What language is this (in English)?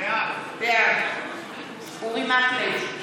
Hebrew